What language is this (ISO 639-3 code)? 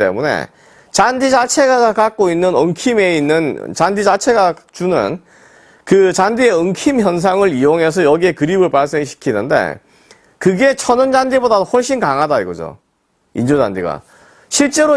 kor